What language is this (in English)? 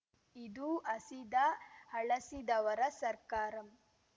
Kannada